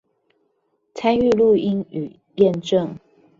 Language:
Chinese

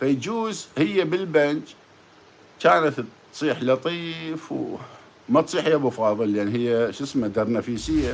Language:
Arabic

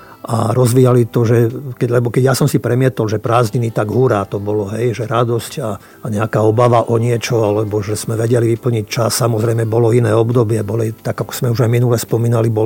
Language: Slovak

